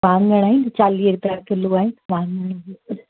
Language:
Sindhi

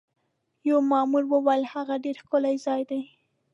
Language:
Pashto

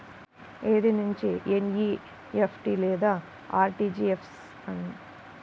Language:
Telugu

